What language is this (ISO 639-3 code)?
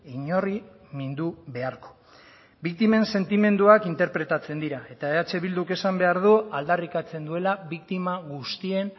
eus